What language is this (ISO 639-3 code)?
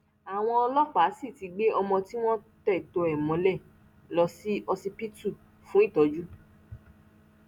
yor